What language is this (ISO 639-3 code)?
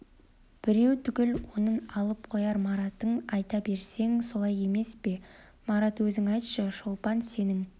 kaz